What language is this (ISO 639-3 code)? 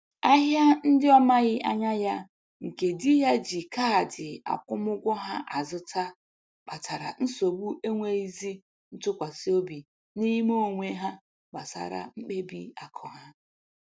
ibo